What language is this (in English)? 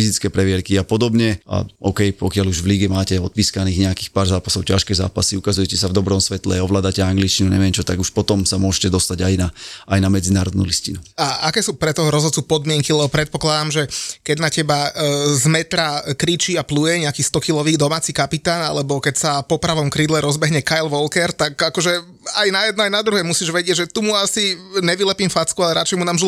Slovak